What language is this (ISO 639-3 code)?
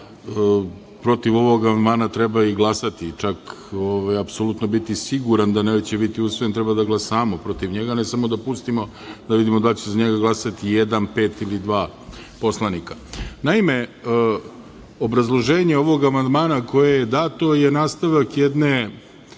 srp